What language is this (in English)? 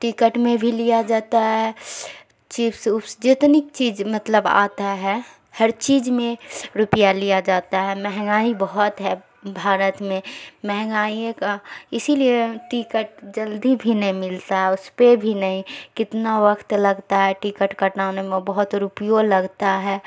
Urdu